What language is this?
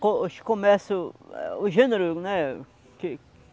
Portuguese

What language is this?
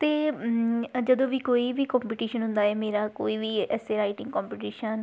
Punjabi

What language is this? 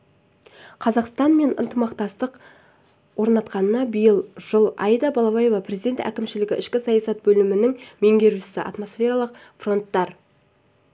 Kazakh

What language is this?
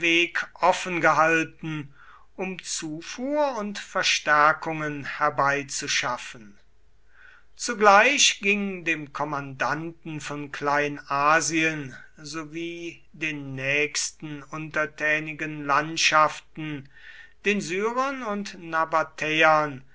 German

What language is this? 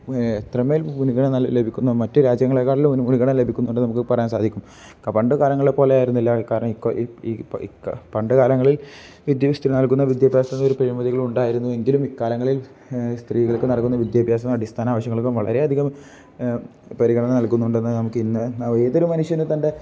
Malayalam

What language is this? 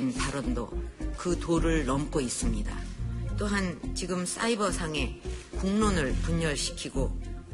Korean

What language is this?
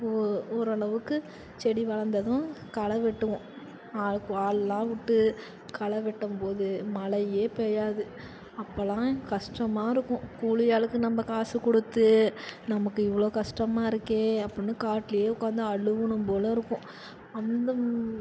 Tamil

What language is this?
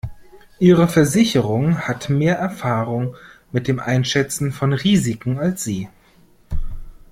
German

